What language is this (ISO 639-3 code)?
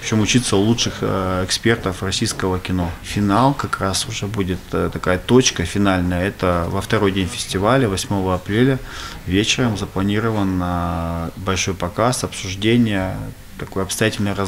rus